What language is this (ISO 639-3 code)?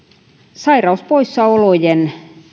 fin